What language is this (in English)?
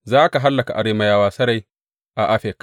Hausa